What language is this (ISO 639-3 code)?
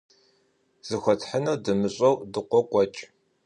kbd